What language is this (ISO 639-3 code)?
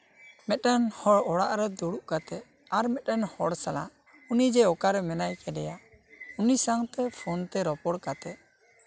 sat